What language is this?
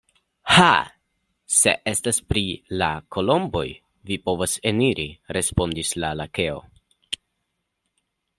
Esperanto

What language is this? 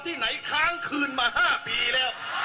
Thai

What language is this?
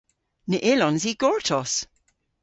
Cornish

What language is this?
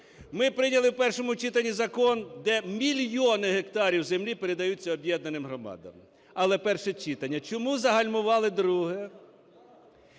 Ukrainian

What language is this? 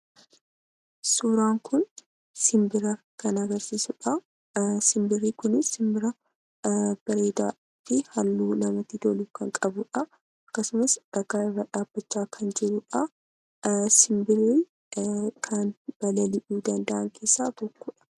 Oromo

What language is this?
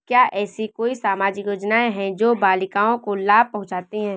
Hindi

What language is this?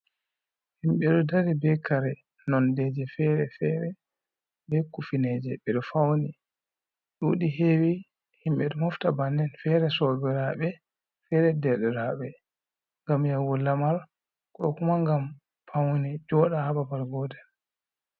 Fula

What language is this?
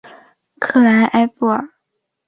Chinese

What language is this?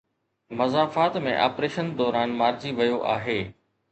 Sindhi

